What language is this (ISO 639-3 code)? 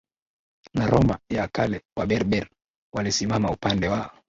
swa